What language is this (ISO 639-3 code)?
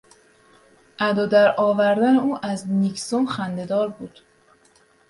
fas